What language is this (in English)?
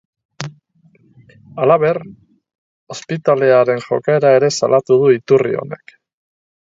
Basque